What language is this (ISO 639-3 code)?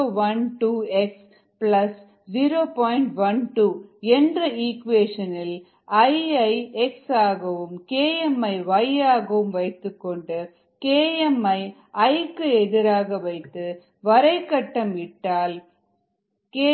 tam